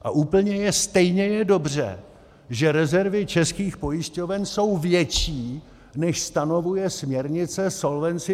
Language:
Czech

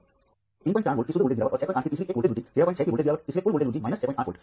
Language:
Hindi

